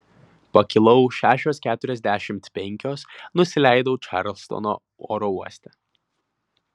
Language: Lithuanian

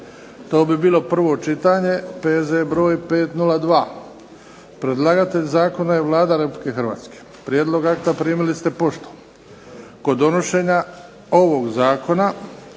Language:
Croatian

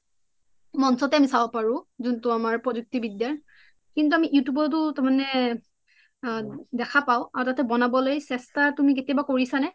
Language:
Assamese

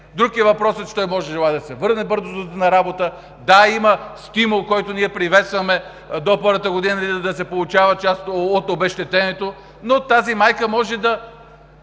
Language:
Bulgarian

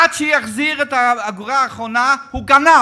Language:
Hebrew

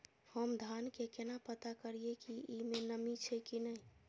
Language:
Maithili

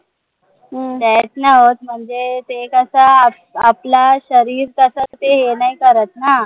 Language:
Marathi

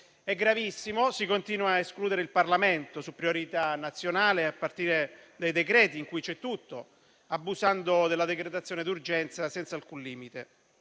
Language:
Italian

